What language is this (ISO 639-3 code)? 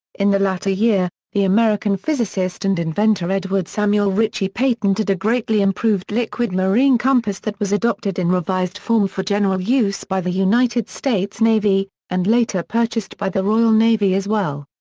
eng